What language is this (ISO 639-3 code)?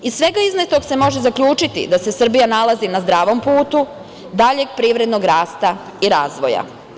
srp